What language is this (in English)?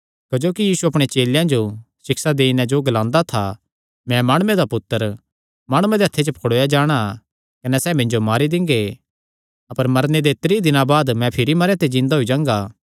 Kangri